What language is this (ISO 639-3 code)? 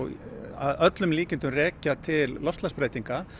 isl